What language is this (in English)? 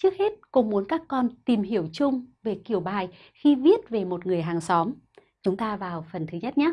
Vietnamese